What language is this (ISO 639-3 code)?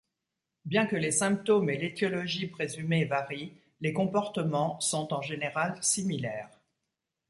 fra